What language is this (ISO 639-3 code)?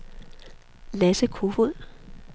dan